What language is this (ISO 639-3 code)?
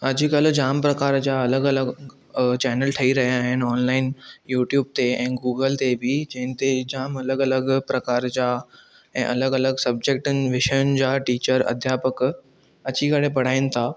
snd